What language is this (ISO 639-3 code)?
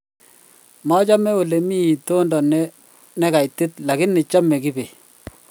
kln